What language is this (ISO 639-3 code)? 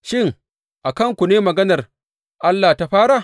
hau